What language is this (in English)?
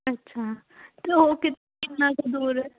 Punjabi